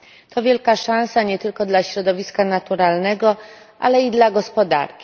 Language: Polish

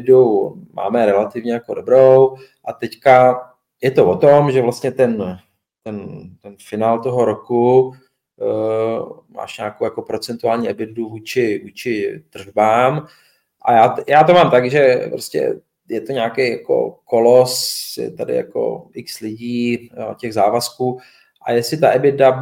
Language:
Czech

